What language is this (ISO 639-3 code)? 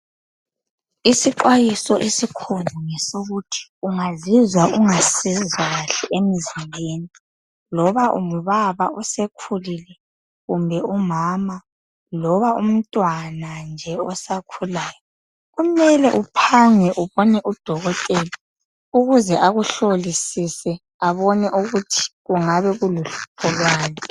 nde